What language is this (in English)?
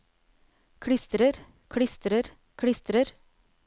Norwegian